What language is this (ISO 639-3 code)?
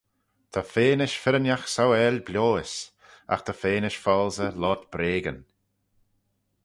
glv